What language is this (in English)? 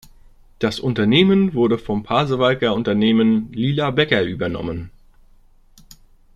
German